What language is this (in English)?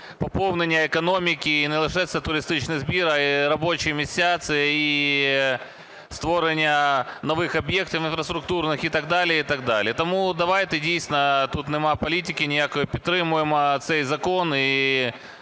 Ukrainian